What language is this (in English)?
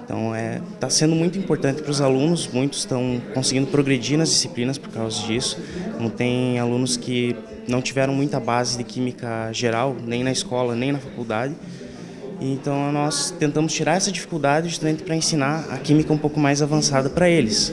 Portuguese